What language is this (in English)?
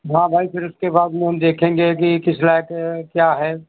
Hindi